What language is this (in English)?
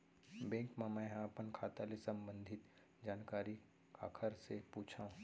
Chhattisgarhi